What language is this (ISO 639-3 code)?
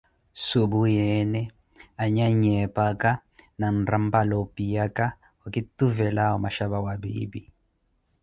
eko